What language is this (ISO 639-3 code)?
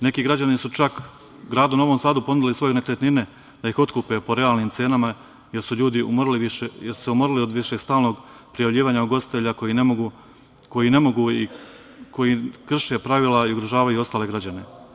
srp